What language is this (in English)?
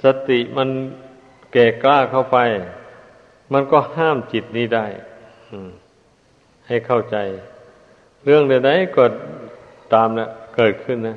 Thai